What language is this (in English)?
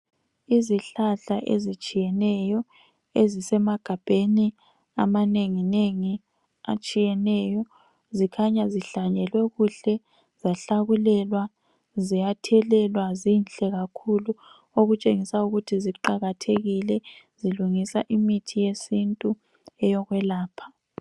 North Ndebele